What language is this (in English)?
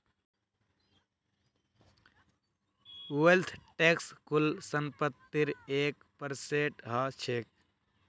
Magahi